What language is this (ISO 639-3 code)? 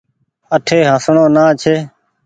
gig